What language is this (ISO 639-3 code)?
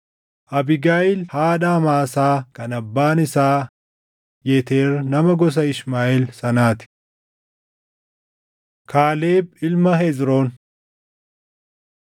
orm